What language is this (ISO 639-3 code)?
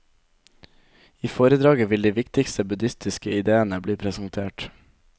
nor